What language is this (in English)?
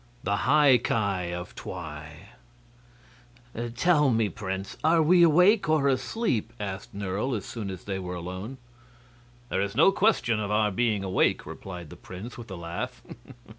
English